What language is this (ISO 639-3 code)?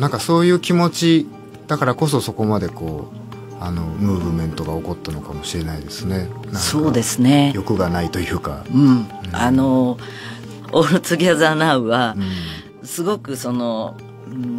jpn